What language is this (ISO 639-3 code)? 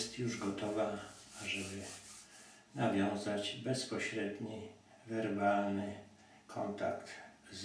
pol